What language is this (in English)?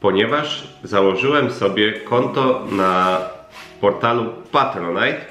Polish